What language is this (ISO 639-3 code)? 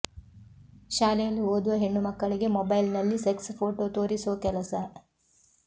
kan